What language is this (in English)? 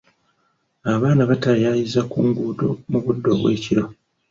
Ganda